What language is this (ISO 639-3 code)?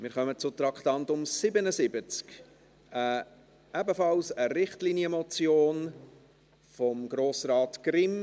gsw